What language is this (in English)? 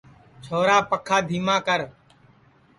Sansi